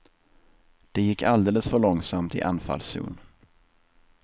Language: Swedish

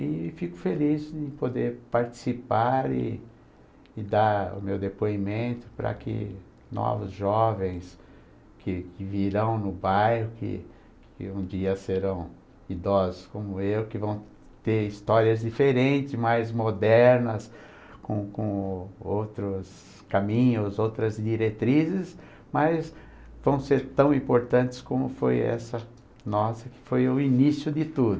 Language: Portuguese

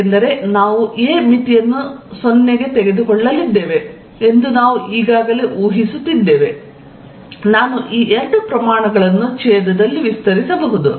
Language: Kannada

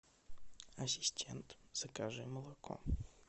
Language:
Russian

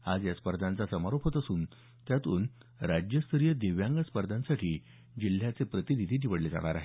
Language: Marathi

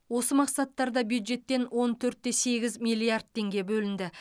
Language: Kazakh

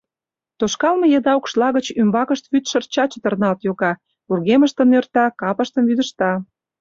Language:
Mari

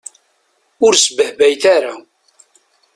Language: Kabyle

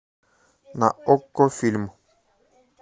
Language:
Russian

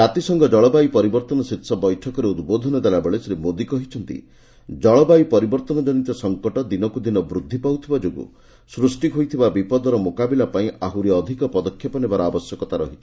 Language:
Odia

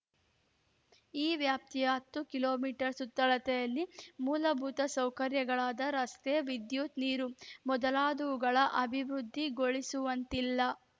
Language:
Kannada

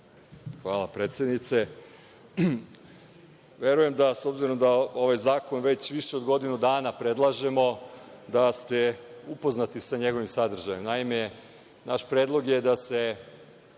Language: Serbian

